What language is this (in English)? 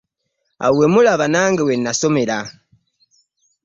Ganda